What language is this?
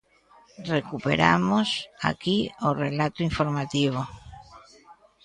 Galician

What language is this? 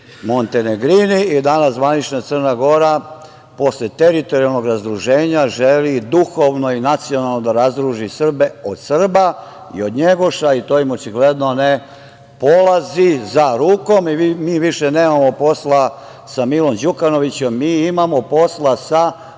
Serbian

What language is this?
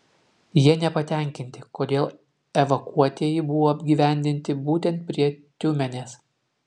Lithuanian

